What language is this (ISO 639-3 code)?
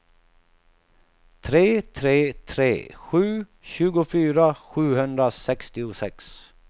swe